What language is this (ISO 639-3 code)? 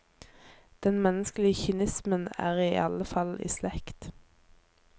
nor